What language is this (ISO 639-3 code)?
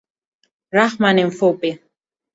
swa